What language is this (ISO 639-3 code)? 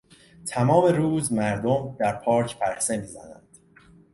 fas